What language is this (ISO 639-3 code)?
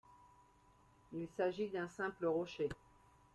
fra